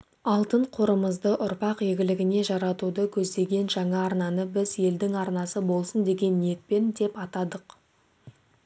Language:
Kazakh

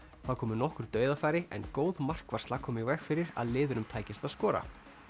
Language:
Icelandic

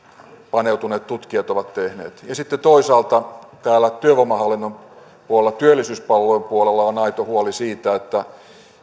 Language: Finnish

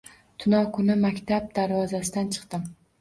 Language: Uzbek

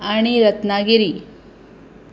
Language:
Konkani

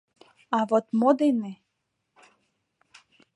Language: Mari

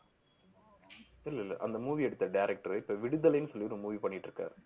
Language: Tamil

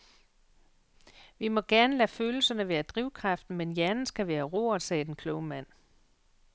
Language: Danish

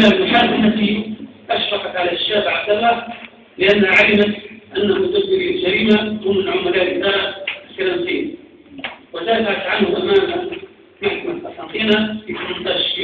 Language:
Arabic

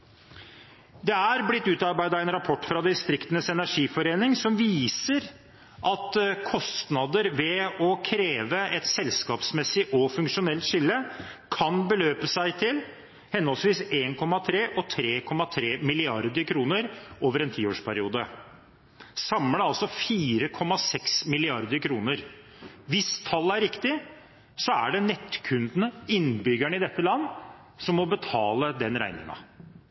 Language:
Norwegian Bokmål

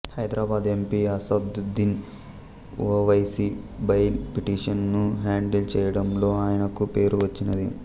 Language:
Telugu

